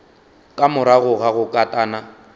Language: Northern Sotho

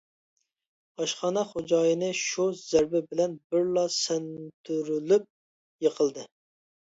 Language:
Uyghur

